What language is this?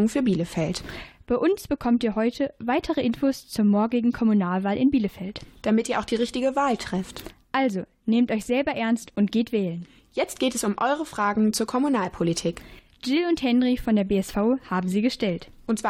German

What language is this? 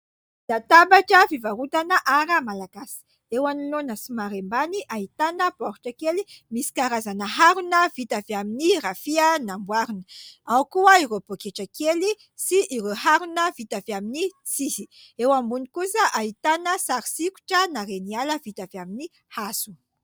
Malagasy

